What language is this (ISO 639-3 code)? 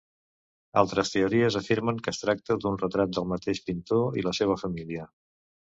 cat